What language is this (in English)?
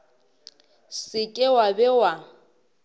Northern Sotho